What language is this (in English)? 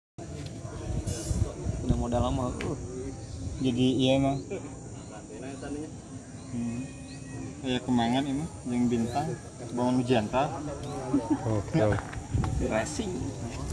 Indonesian